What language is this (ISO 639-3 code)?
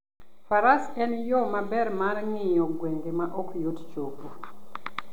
luo